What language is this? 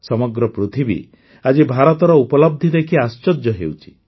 Odia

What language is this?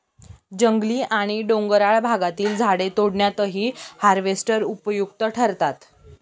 Marathi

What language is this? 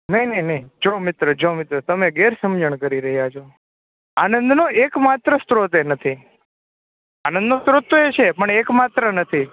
Gujarati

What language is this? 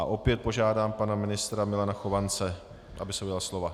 Czech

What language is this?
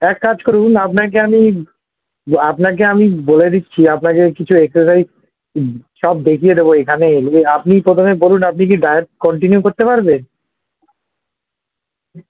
Bangla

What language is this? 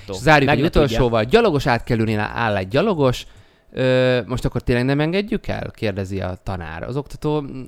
Hungarian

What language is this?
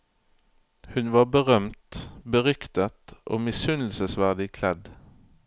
Norwegian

